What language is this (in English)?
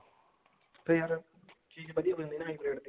Punjabi